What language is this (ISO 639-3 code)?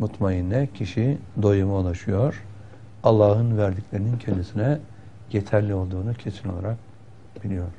tur